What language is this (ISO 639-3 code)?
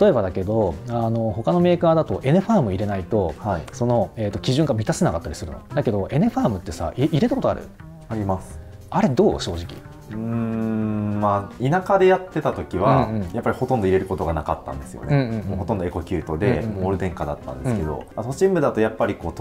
jpn